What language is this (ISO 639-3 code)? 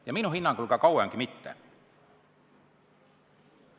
est